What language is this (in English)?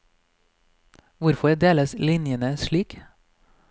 Norwegian